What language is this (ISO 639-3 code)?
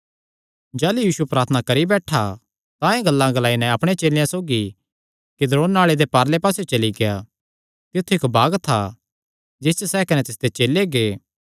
xnr